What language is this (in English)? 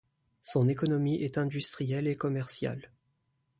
French